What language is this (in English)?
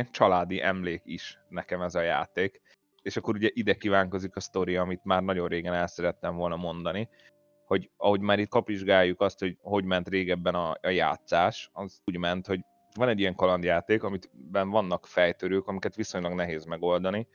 Hungarian